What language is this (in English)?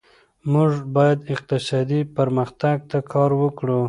Pashto